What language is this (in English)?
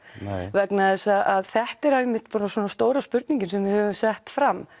Icelandic